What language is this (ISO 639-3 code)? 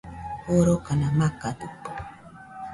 hux